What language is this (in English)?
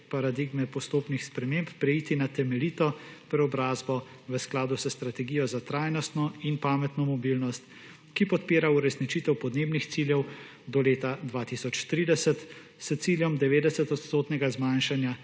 Slovenian